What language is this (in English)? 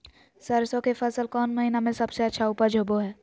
Magahi